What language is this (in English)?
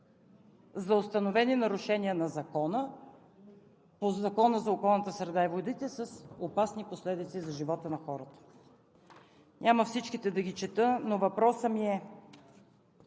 Bulgarian